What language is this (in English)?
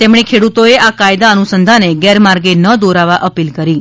Gujarati